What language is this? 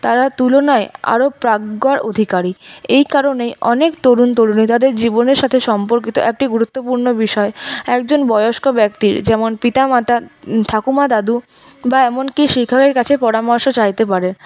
Bangla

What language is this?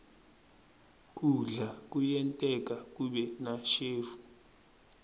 Swati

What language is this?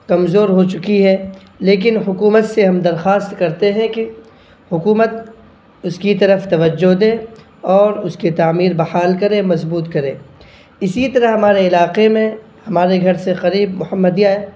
Urdu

